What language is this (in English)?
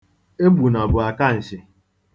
Igbo